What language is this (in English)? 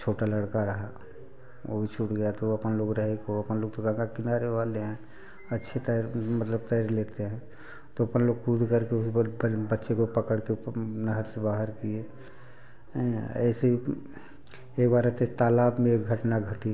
Hindi